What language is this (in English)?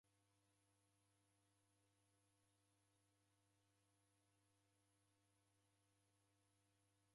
Taita